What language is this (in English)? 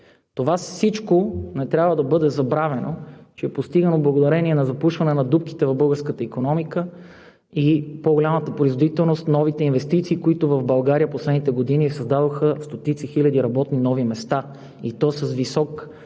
Bulgarian